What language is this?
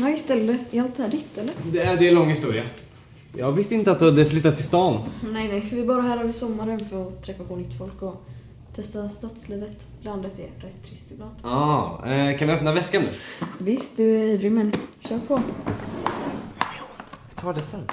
Swedish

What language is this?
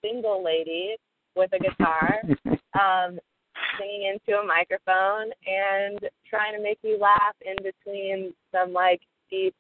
English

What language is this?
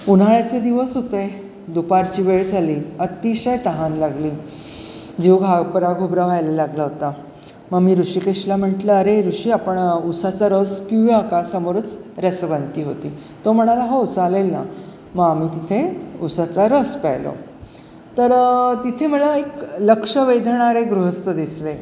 Marathi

